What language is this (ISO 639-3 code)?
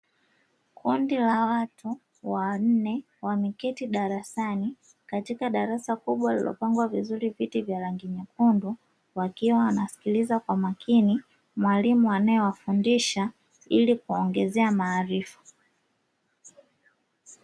swa